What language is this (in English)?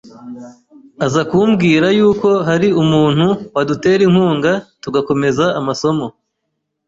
Kinyarwanda